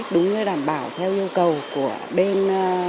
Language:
Vietnamese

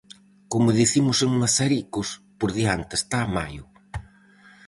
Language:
Galician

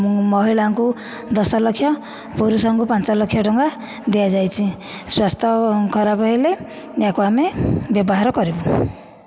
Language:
Odia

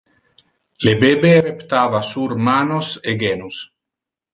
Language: Interlingua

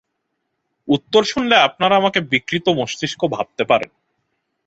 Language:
Bangla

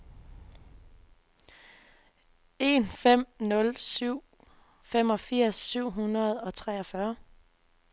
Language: Danish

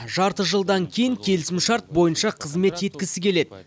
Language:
Kazakh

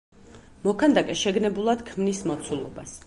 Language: Georgian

